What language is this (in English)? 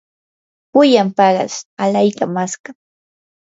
Yanahuanca Pasco Quechua